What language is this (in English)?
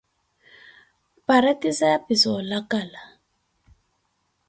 Koti